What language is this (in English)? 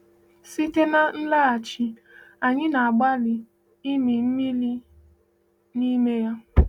Igbo